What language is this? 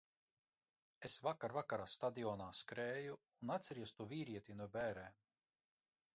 Latvian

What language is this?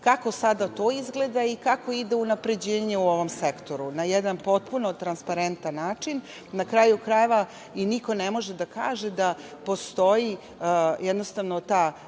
Serbian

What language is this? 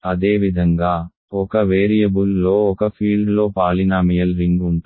Telugu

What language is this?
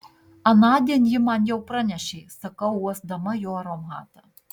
Lithuanian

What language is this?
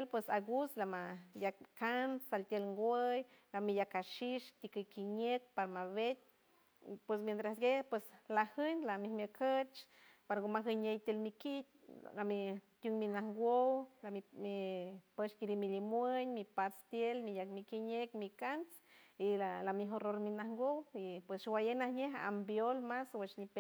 San Francisco Del Mar Huave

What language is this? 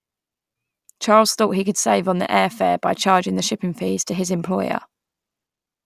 English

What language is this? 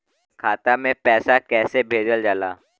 Bhojpuri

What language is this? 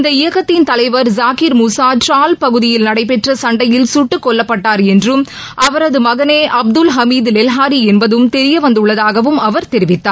Tamil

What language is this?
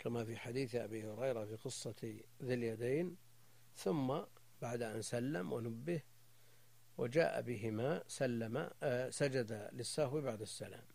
Arabic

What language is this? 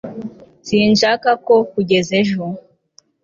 Kinyarwanda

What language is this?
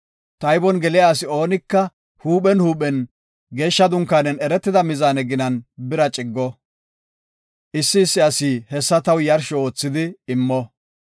Gofa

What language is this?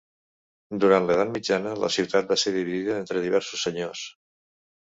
Catalan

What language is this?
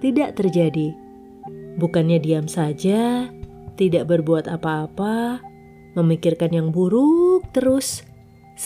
Indonesian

